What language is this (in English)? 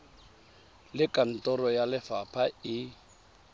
Tswana